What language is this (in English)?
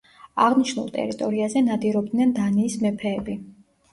Georgian